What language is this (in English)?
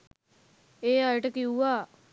Sinhala